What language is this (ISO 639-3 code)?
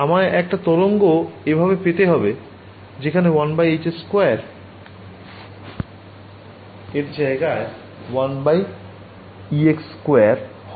ben